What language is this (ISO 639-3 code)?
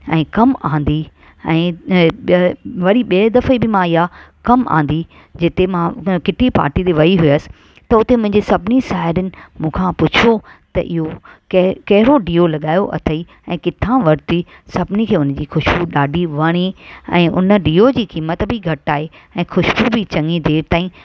snd